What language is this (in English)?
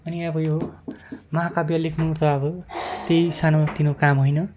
Nepali